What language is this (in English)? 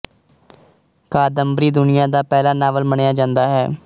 Punjabi